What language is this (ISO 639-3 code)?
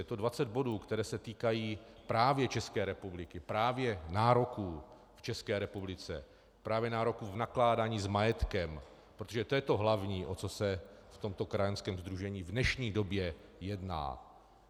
ces